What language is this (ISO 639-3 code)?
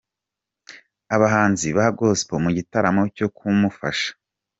kin